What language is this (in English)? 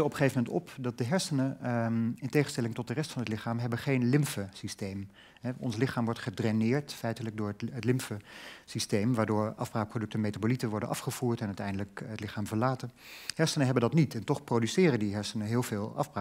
Dutch